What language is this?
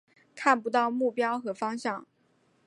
Chinese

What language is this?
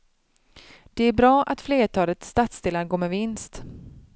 Swedish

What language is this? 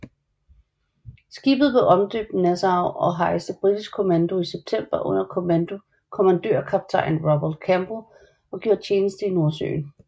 Danish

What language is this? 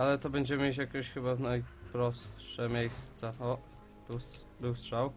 Polish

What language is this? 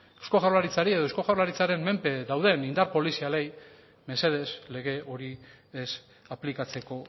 Basque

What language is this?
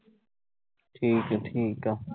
Punjabi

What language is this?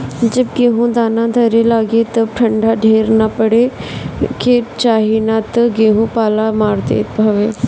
Bhojpuri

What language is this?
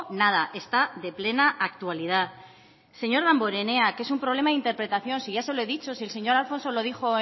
Spanish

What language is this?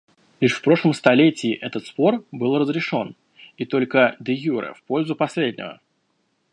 Russian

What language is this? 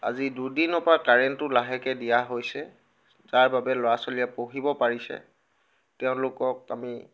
Assamese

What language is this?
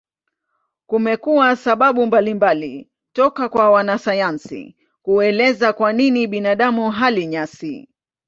Swahili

